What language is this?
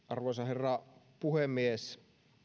Finnish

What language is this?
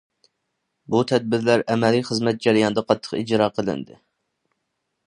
Uyghur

